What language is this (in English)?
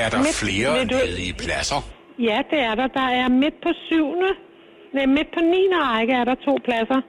Danish